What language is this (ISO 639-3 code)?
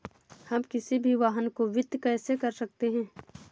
hin